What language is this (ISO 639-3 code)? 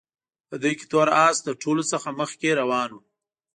pus